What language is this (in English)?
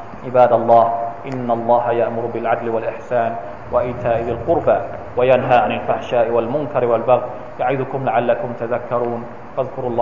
Thai